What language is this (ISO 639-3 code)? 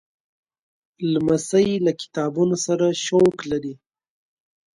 pus